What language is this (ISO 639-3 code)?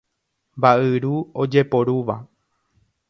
grn